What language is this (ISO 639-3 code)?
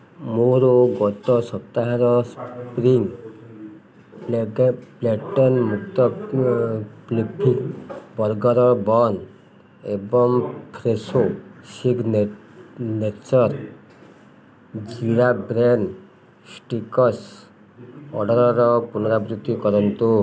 ori